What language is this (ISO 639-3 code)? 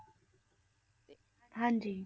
pan